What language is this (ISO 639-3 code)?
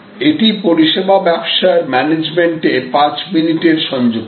ben